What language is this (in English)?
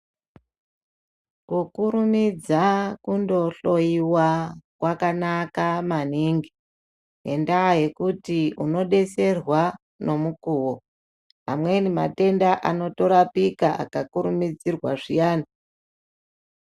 Ndau